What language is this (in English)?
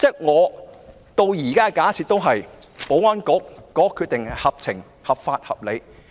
Cantonese